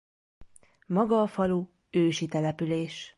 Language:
Hungarian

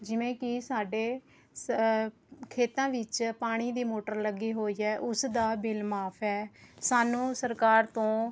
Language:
Punjabi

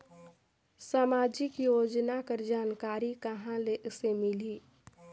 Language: Chhattisgarhi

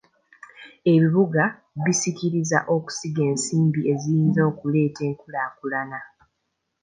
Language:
Ganda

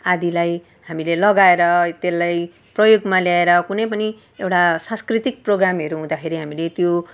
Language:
Nepali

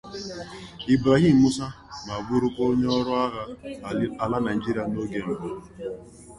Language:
Igbo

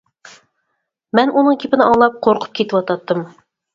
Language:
Uyghur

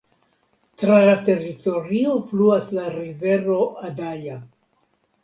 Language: Esperanto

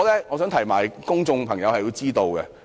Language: Cantonese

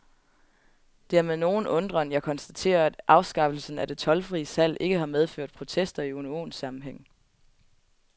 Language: Danish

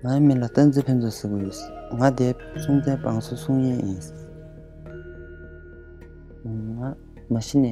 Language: Korean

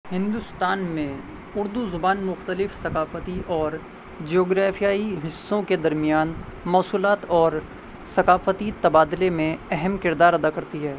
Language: Urdu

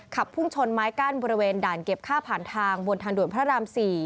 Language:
Thai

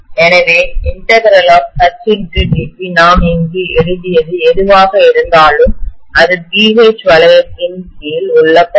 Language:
Tamil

